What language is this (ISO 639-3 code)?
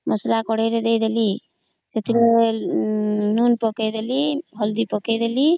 ori